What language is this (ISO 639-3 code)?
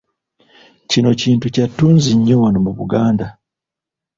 lug